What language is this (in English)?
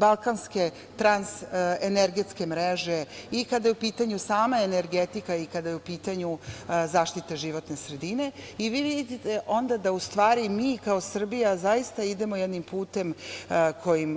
Serbian